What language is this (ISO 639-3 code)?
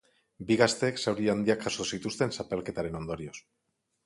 eus